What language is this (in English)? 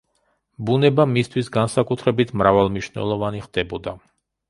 Georgian